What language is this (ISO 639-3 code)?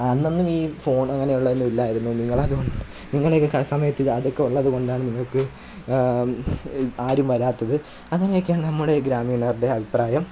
mal